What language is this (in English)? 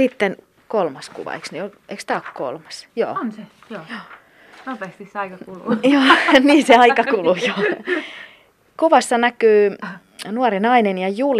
Finnish